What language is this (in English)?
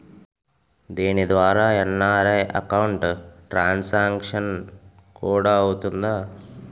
Telugu